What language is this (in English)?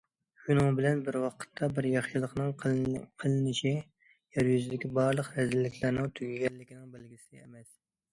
Uyghur